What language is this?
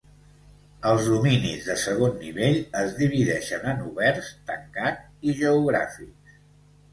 Catalan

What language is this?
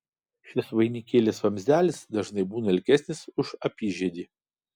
Lithuanian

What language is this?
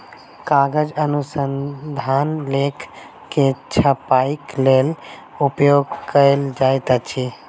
Maithili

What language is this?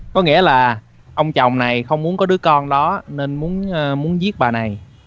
Vietnamese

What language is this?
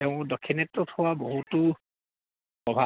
Assamese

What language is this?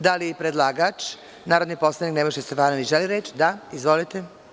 Serbian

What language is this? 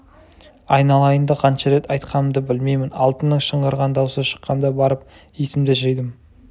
Kazakh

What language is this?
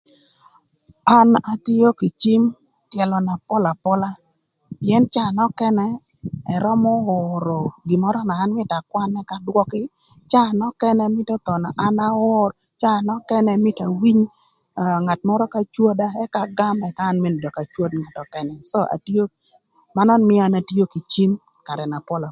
Thur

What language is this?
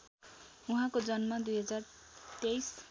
Nepali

